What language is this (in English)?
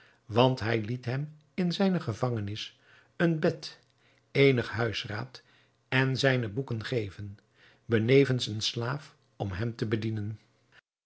Dutch